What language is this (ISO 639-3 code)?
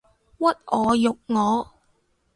yue